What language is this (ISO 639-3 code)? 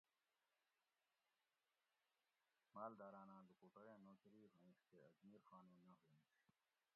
gwc